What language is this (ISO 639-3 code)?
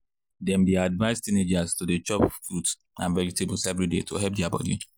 pcm